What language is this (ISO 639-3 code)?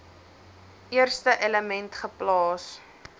afr